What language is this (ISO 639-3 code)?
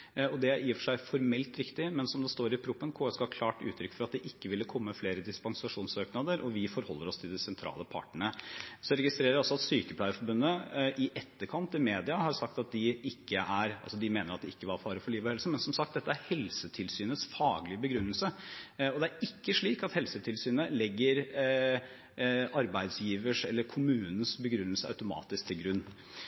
nob